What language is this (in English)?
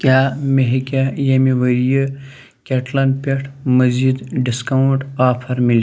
Kashmiri